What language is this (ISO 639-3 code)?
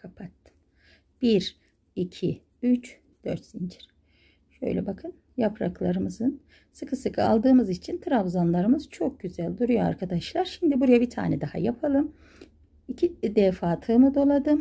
tur